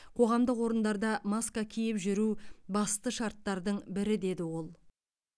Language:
Kazakh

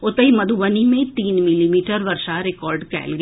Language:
Maithili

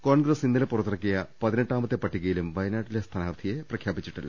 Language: Malayalam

